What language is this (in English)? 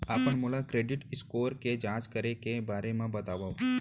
Chhattisgarhi